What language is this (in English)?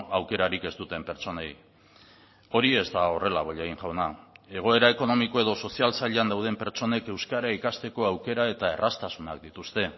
Basque